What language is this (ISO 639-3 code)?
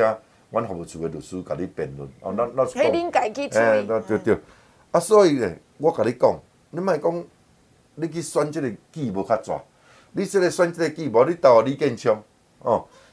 zho